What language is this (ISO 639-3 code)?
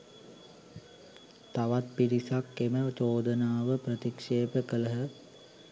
sin